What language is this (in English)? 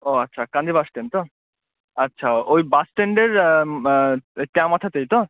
Bangla